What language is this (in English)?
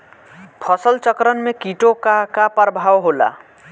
Bhojpuri